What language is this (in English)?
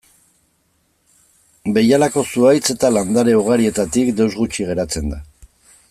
Basque